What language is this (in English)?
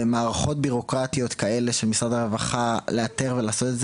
Hebrew